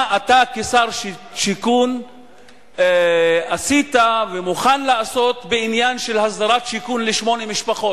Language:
Hebrew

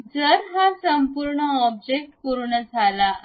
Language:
Marathi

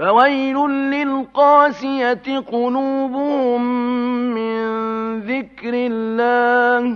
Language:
Arabic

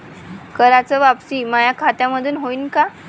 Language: Marathi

